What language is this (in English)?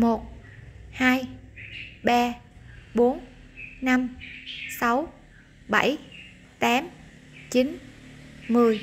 Vietnamese